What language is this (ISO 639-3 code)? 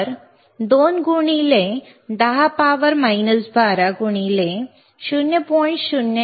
mar